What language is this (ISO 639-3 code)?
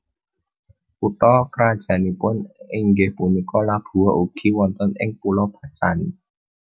jav